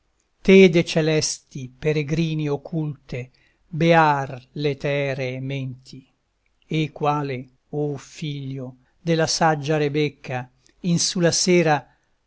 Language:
Italian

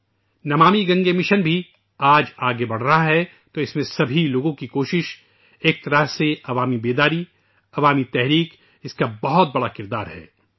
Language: Urdu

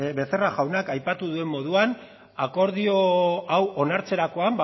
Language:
Basque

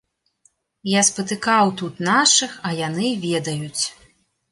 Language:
Belarusian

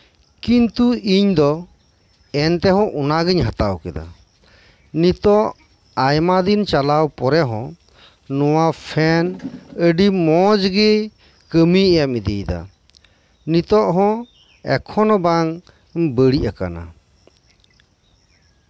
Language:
Santali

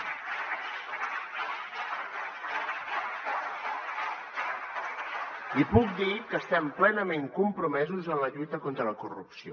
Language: Catalan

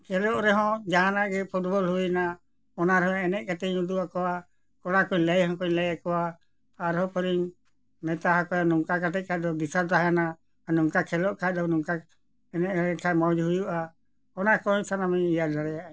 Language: Santali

